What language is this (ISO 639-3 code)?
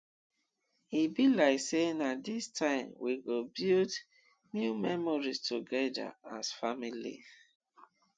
pcm